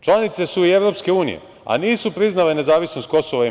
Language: Serbian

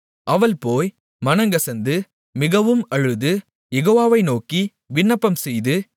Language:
Tamil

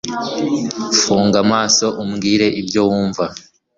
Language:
Kinyarwanda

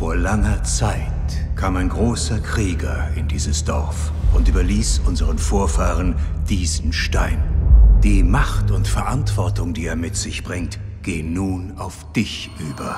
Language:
German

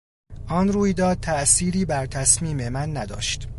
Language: Persian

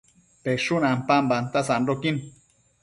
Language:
Matsés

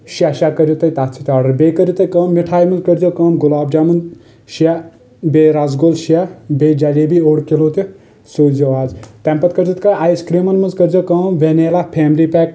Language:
Kashmiri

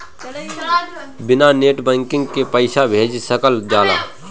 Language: Bhojpuri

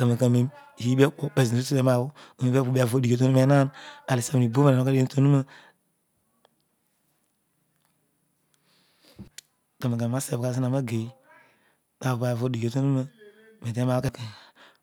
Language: Odual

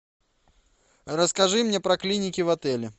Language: Russian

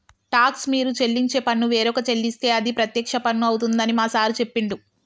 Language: Telugu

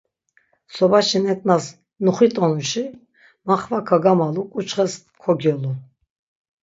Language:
Laz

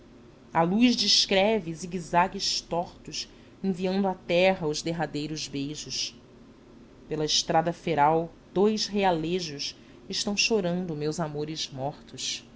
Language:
Portuguese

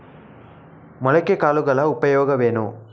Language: Kannada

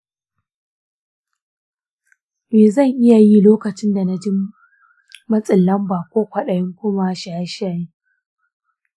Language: Hausa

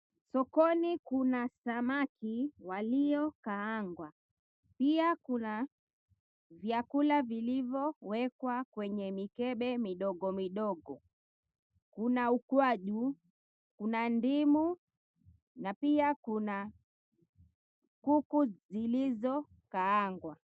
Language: Swahili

